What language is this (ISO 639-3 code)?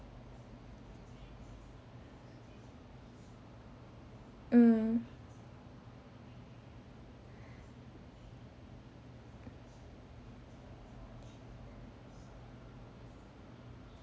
eng